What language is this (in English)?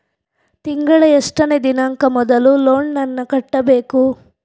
Kannada